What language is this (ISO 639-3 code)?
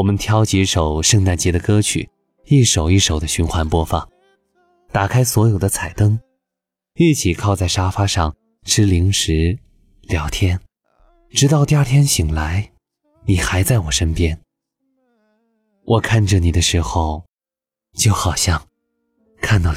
zho